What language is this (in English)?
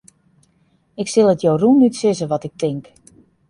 Western Frisian